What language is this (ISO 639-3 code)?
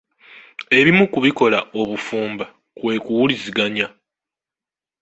lug